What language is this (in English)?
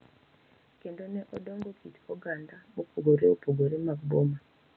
Luo (Kenya and Tanzania)